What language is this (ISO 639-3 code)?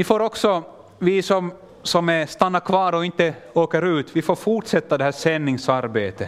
swe